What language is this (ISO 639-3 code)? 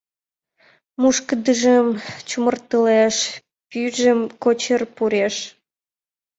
chm